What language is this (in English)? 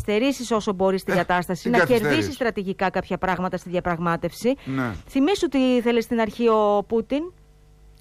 Greek